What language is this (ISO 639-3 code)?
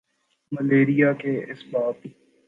urd